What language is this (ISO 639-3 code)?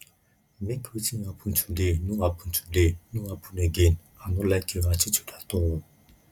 pcm